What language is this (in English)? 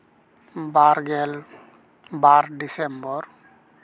Santali